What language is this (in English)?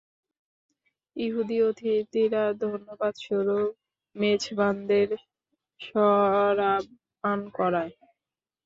Bangla